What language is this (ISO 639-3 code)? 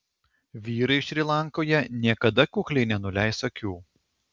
lit